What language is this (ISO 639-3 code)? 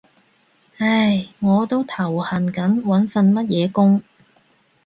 yue